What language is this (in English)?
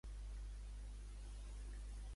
Catalan